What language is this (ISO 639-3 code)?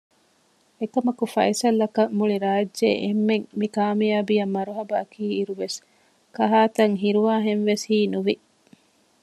div